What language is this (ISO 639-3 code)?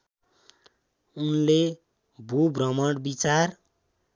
nep